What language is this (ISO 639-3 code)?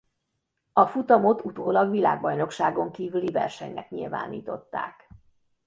hun